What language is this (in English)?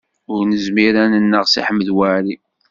Kabyle